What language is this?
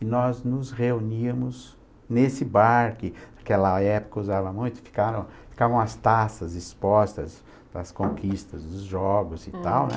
Portuguese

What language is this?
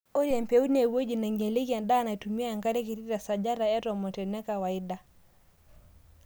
Masai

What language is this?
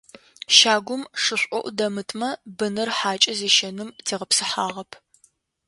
Adyghe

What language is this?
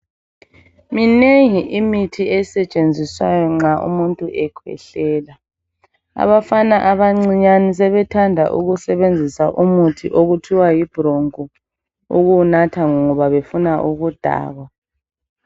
North Ndebele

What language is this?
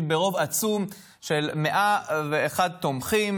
Hebrew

